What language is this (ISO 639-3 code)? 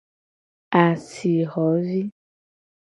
gej